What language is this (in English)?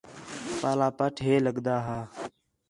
Khetrani